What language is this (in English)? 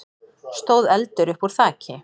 Icelandic